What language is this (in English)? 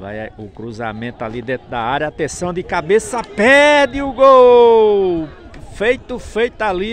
Portuguese